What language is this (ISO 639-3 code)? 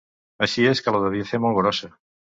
cat